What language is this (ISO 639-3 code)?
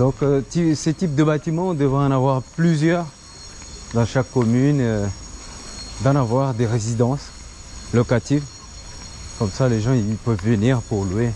fra